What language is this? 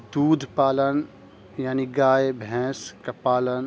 Urdu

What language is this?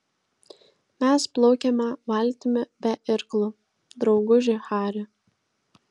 Lithuanian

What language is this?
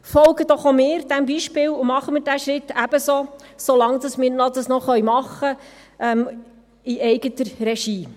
Swiss German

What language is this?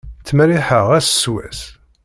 Kabyle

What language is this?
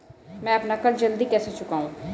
Hindi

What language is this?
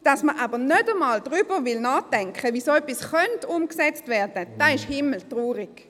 Swiss German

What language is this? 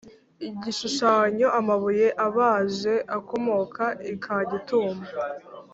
Kinyarwanda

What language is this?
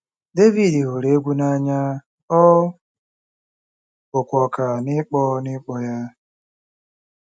Igbo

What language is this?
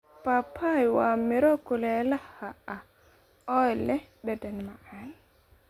Somali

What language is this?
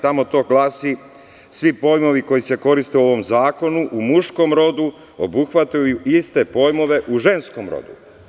Serbian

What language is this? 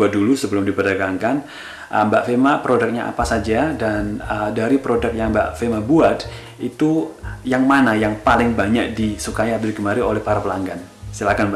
Indonesian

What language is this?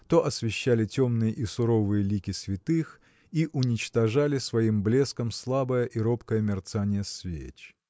Russian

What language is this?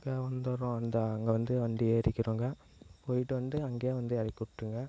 Tamil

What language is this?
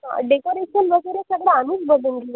Marathi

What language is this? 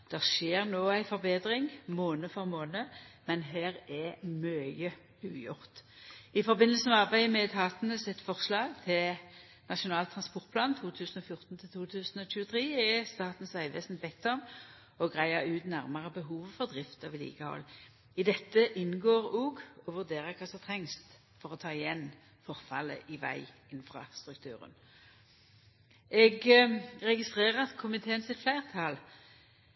Norwegian Nynorsk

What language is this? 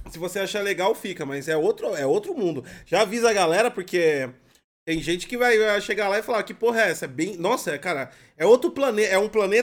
Portuguese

